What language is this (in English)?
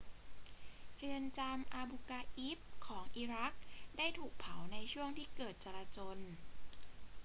Thai